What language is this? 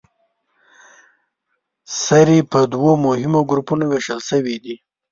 Pashto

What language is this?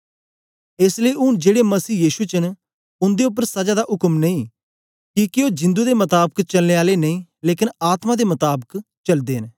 Dogri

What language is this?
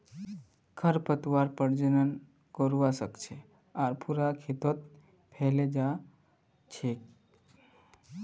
Magahi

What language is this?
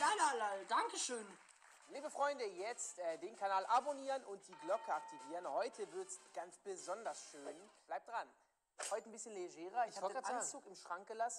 German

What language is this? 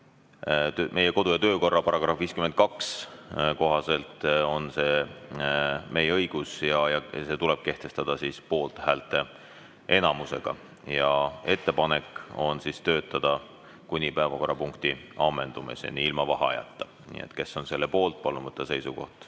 Estonian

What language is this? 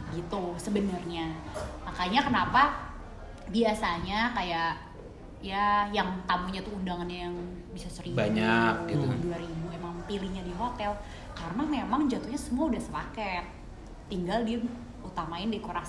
Indonesian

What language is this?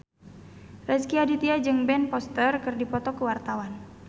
Sundanese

